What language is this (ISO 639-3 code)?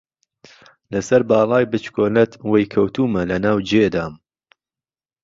ckb